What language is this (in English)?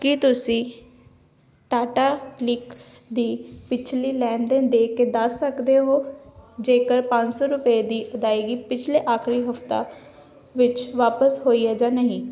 Punjabi